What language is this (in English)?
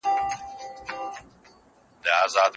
Pashto